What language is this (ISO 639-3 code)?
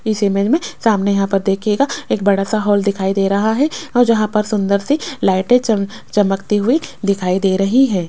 hin